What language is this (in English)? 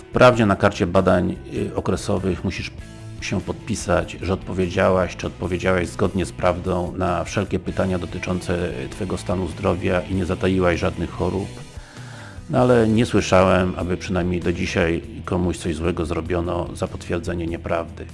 Polish